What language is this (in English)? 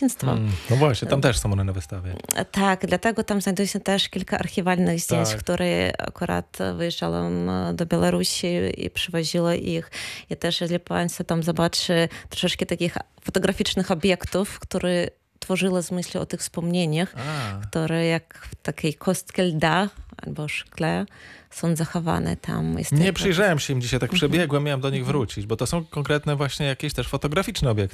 Polish